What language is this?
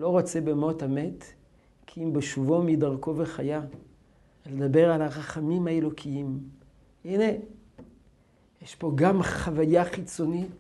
Hebrew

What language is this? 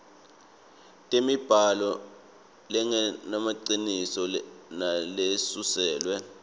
Swati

